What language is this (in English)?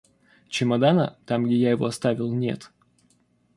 Russian